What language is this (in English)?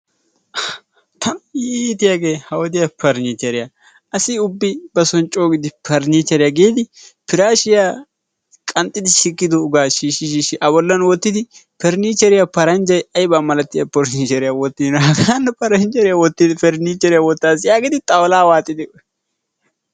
Wolaytta